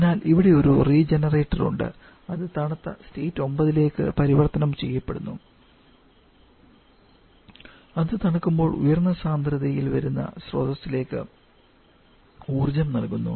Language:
Malayalam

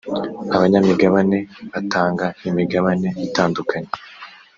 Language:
Kinyarwanda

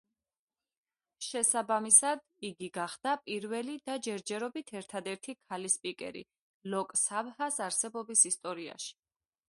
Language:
Georgian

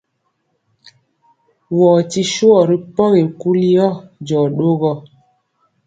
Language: Mpiemo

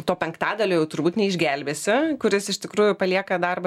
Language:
Lithuanian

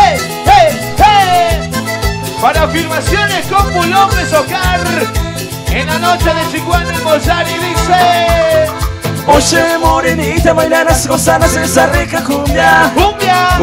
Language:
Spanish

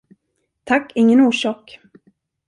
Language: Swedish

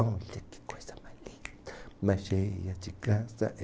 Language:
Portuguese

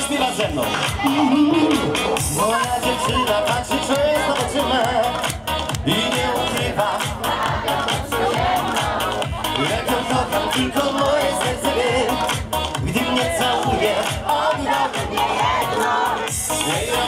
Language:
Polish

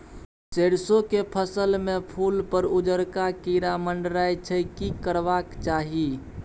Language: Maithili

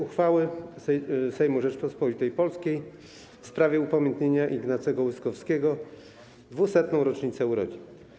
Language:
Polish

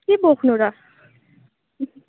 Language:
Nepali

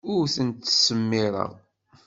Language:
Kabyle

